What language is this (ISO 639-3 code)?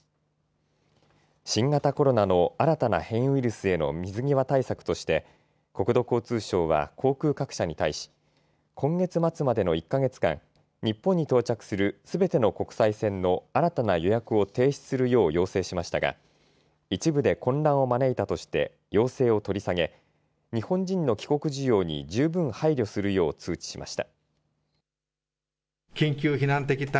jpn